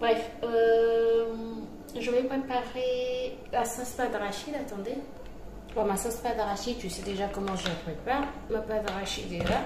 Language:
French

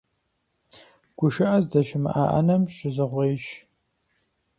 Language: Kabardian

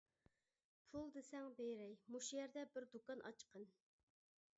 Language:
Uyghur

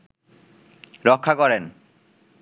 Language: Bangla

